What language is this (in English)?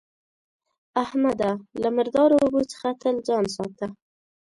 Pashto